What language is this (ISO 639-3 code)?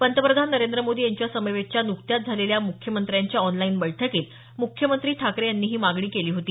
mar